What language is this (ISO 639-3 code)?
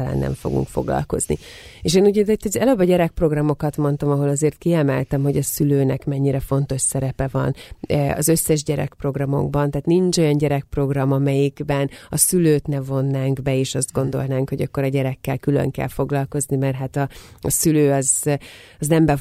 hun